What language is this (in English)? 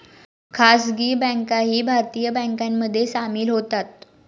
Marathi